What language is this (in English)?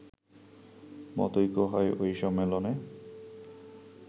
Bangla